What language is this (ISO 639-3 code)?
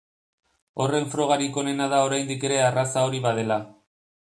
eus